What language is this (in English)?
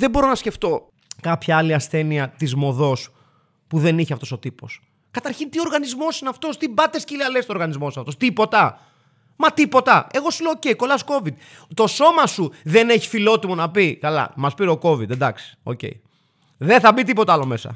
Greek